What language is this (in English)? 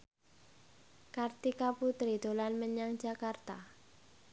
Javanese